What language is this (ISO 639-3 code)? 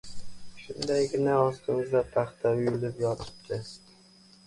uzb